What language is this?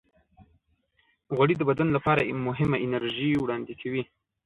Pashto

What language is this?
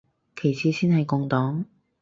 Cantonese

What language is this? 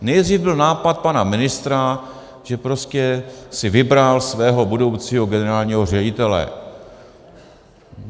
Czech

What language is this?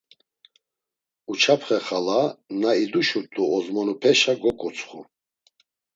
Laz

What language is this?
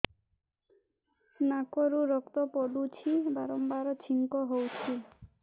Odia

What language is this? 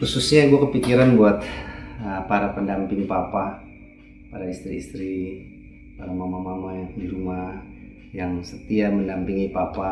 Indonesian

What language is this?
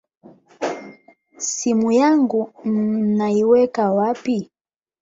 Swahili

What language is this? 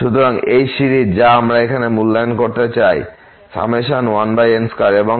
Bangla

